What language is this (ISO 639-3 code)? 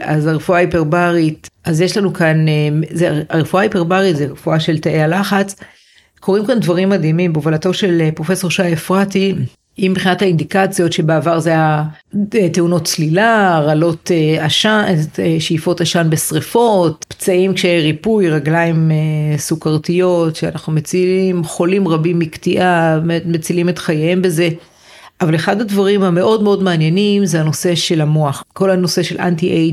heb